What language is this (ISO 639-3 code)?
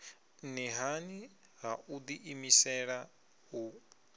ven